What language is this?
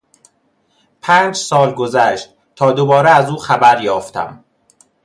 Persian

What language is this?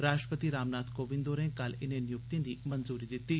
Dogri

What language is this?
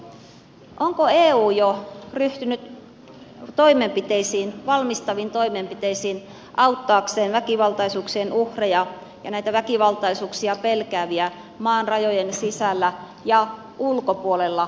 Finnish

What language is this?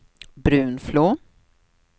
Swedish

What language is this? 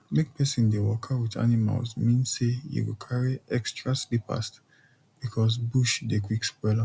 Nigerian Pidgin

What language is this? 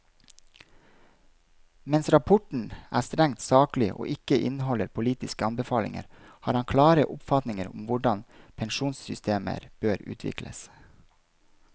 Norwegian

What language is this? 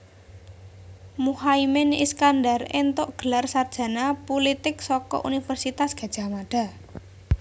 Javanese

